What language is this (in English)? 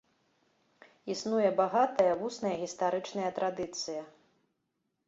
Belarusian